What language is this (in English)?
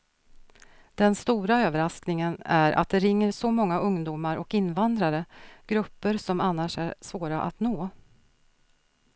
Swedish